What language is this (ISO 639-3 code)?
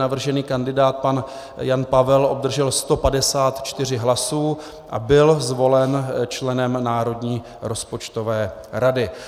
ces